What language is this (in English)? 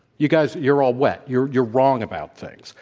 English